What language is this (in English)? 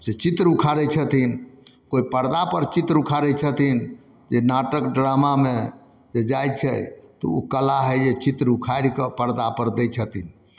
Maithili